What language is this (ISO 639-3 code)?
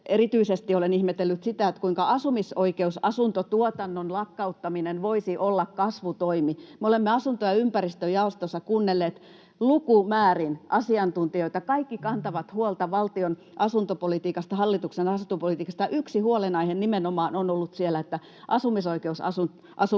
fin